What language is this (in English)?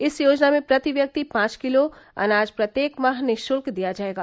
Hindi